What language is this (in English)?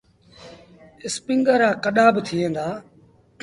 Sindhi Bhil